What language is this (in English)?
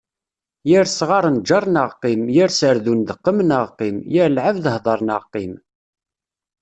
Kabyle